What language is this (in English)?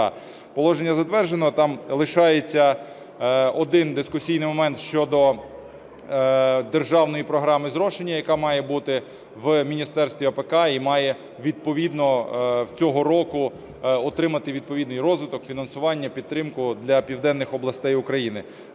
Ukrainian